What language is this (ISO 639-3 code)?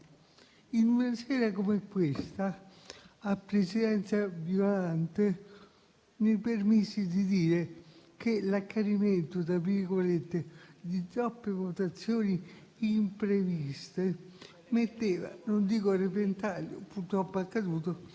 ita